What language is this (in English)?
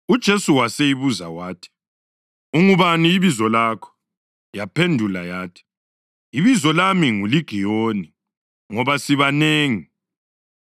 North Ndebele